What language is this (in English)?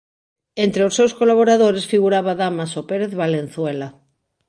Galician